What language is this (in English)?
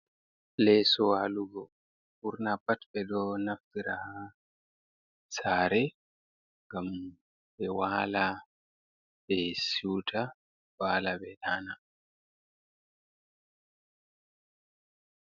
Fula